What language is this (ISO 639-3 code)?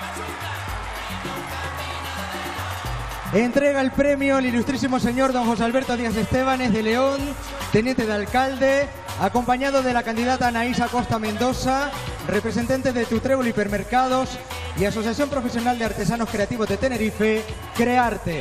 spa